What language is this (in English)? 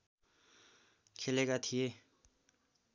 Nepali